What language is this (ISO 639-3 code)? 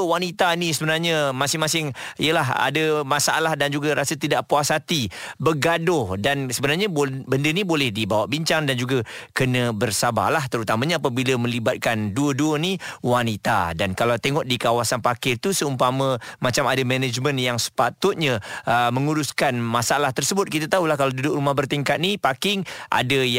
msa